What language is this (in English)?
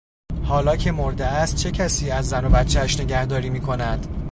Persian